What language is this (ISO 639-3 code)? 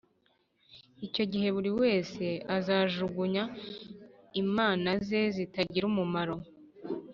kin